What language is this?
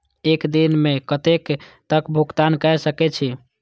Maithili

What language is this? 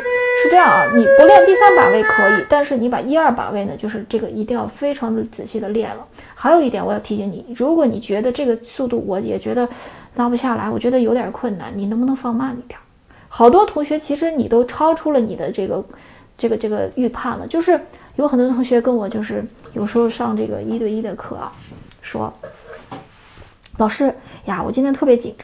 Chinese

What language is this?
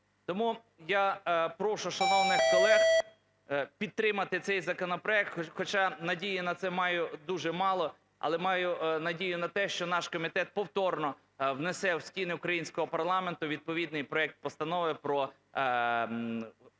Ukrainian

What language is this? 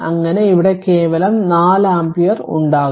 Malayalam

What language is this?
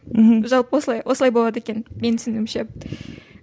Kazakh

